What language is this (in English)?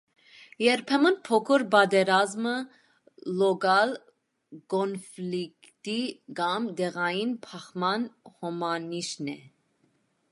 Armenian